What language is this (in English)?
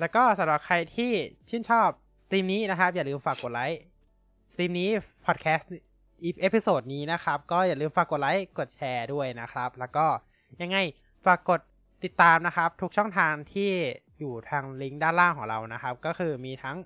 Thai